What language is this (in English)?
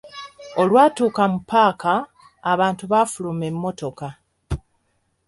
Ganda